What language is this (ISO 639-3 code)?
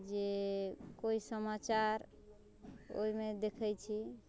mai